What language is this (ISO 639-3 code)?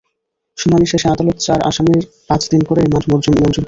ben